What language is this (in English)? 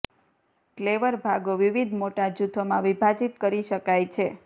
Gujarati